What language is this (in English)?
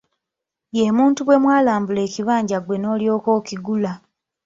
Ganda